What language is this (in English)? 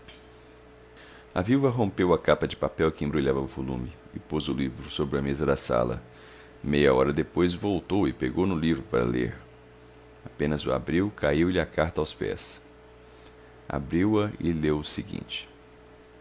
Portuguese